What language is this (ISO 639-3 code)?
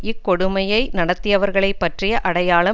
tam